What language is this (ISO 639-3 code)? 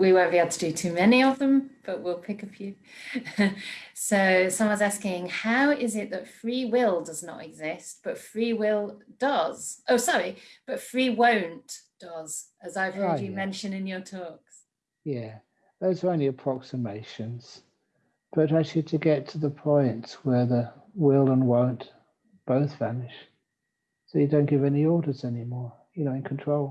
eng